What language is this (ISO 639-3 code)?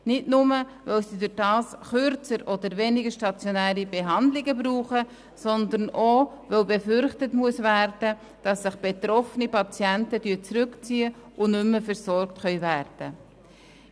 gsw